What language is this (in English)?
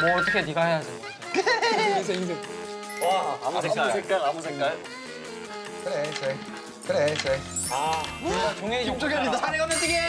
Korean